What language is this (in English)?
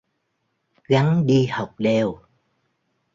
Vietnamese